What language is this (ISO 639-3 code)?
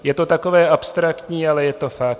ces